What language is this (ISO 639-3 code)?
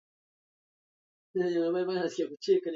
swa